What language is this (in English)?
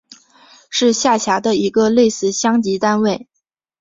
Chinese